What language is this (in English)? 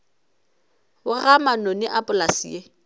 Northern Sotho